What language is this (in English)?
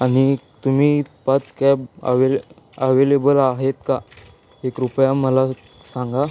Marathi